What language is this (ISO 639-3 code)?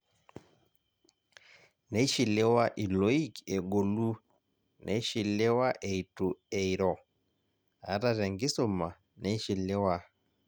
mas